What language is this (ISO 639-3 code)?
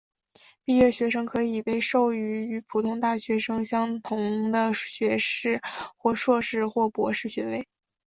zho